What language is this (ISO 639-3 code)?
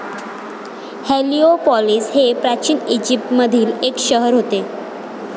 mar